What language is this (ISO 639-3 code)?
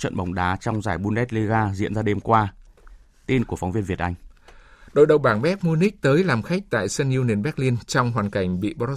vie